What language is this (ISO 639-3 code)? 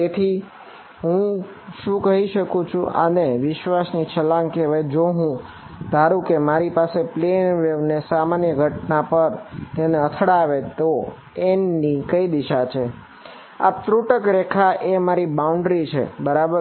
guj